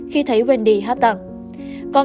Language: Vietnamese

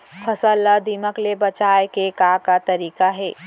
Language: Chhattisgarhi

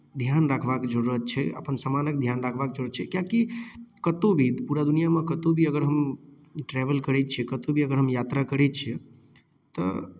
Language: Maithili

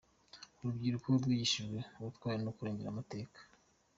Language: Kinyarwanda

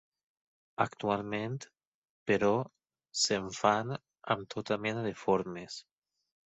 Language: Catalan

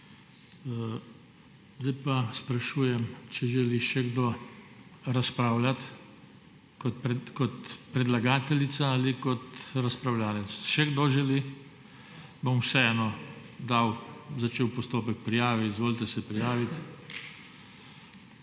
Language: Slovenian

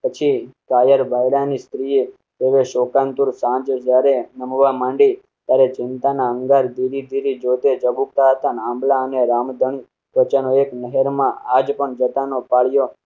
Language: Gujarati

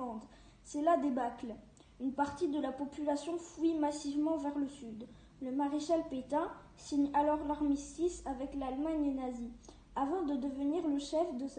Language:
French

